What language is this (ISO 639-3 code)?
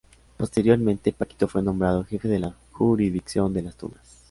spa